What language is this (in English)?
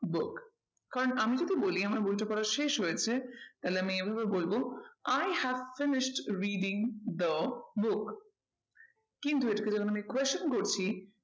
Bangla